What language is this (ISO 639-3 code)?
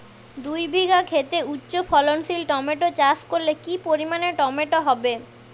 ben